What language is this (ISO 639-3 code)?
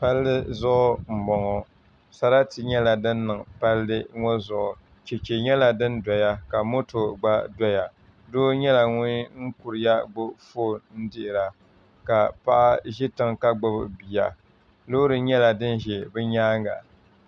dag